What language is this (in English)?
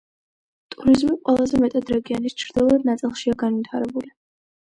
Georgian